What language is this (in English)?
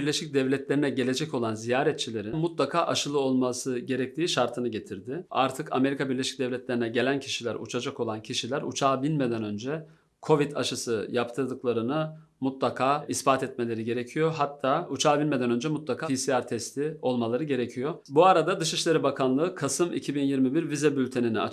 Turkish